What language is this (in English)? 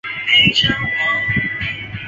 Chinese